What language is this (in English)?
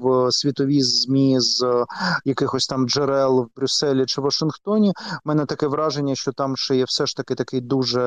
Ukrainian